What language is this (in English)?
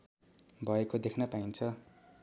Nepali